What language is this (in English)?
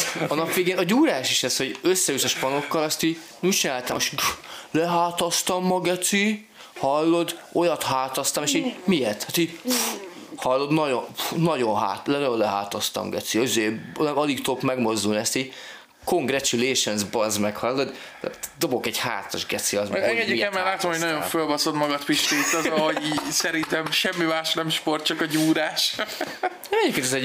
Hungarian